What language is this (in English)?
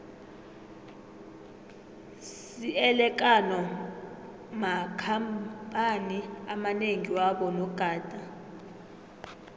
South Ndebele